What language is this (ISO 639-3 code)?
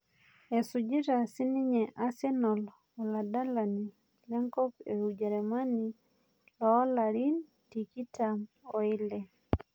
mas